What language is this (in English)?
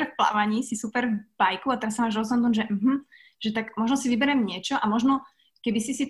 Slovak